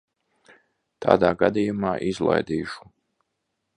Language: Latvian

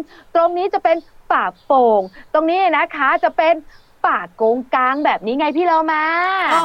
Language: Thai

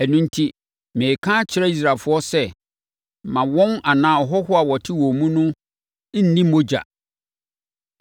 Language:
Akan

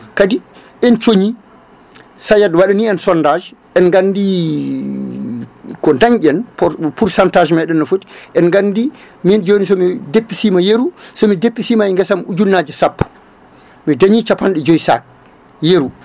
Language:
Fula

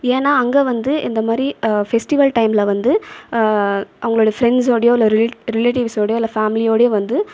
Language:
Tamil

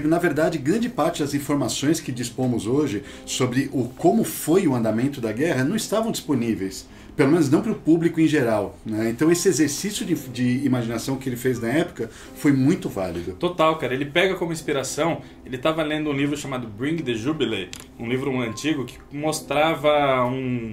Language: Portuguese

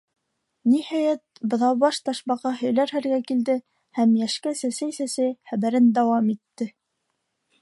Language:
Bashkir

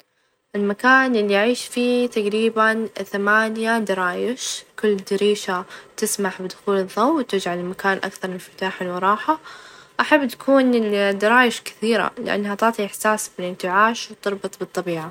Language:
Najdi Arabic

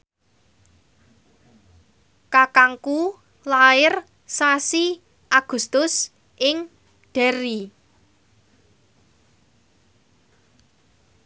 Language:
Javanese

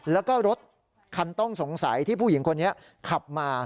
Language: Thai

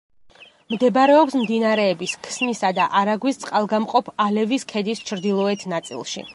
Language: Georgian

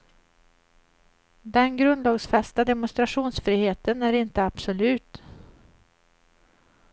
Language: Swedish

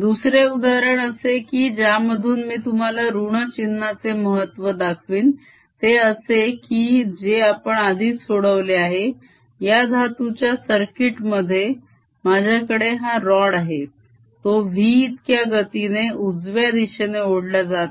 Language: Marathi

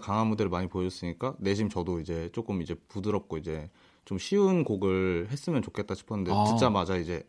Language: Korean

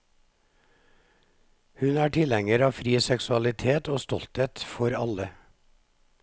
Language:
Norwegian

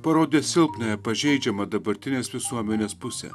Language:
Lithuanian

